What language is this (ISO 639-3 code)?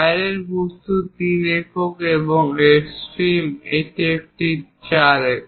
ben